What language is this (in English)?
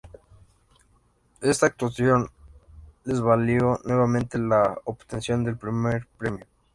Spanish